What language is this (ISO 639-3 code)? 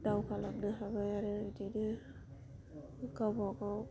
brx